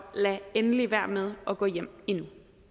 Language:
Danish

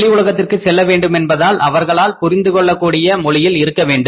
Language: Tamil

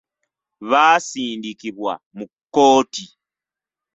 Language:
Ganda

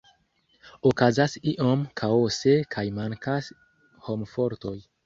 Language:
Esperanto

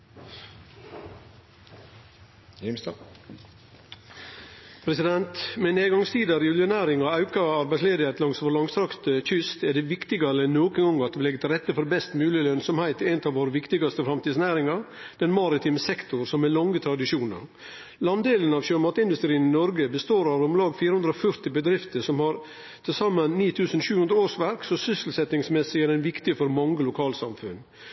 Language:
Norwegian Nynorsk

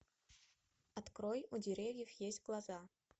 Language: Russian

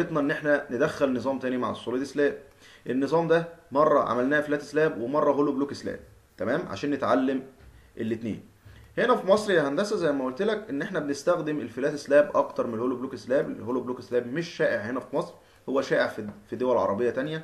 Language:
Arabic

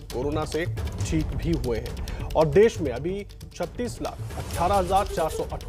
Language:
Hindi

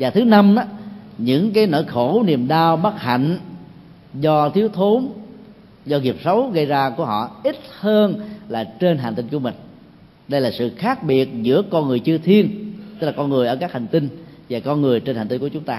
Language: Vietnamese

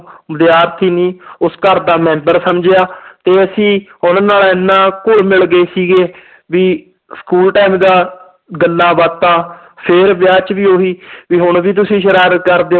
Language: Punjabi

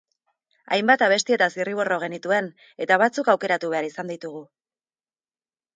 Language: Basque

